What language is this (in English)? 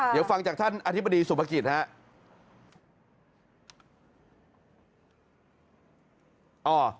Thai